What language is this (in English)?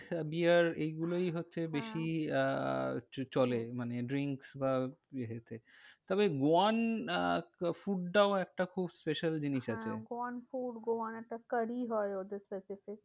Bangla